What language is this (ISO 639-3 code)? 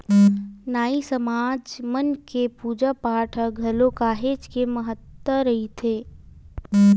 hne